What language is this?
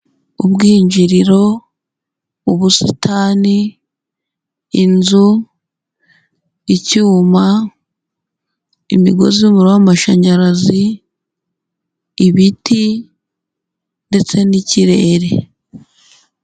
Kinyarwanda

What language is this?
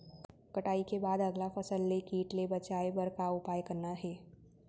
Chhattisgarhi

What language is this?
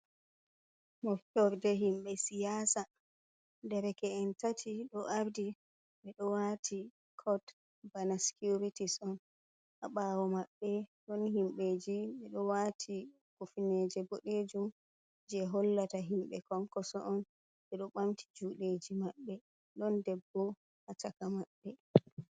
Fula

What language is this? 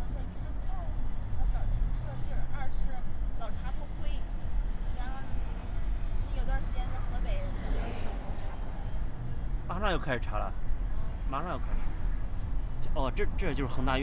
Chinese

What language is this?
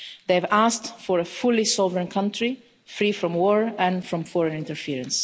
English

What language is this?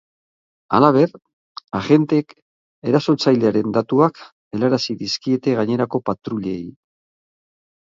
Basque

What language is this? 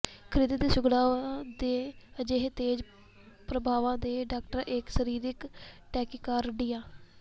Punjabi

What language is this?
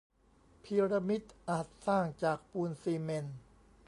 Thai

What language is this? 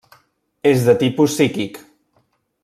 Catalan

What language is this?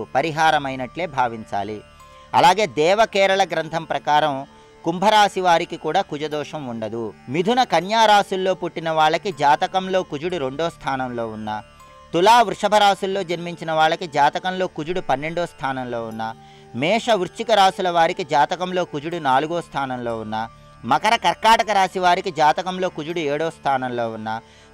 Telugu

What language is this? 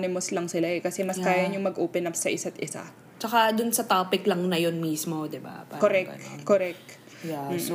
Filipino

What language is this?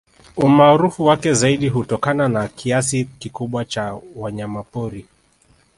Swahili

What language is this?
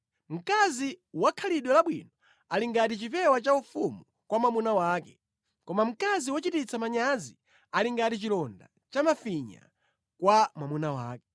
Nyanja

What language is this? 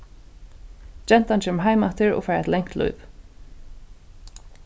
Faroese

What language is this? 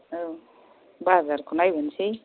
Bodo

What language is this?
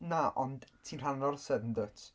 Welsh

